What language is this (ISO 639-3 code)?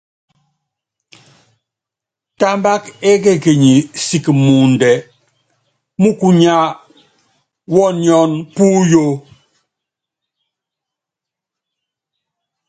yav